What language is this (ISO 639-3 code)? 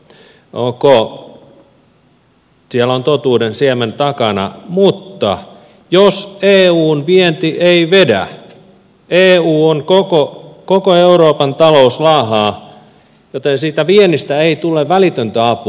fin